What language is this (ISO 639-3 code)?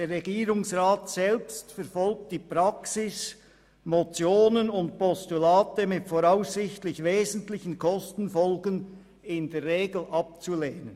gsw